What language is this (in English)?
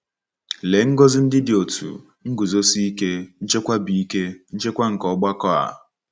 Igbo